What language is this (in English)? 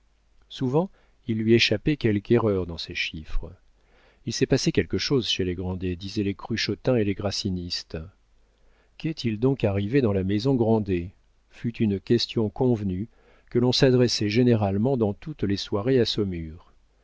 French